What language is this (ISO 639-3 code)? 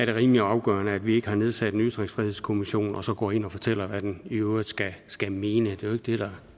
dan